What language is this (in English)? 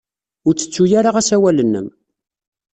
Kabyle